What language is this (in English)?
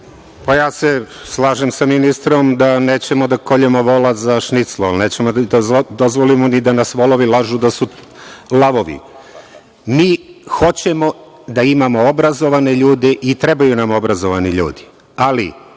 Serbian